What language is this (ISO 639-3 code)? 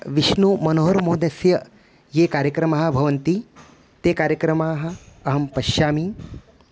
san